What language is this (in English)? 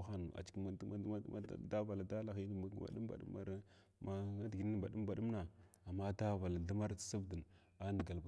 Glavda